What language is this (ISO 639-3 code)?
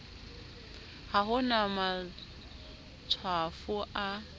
sot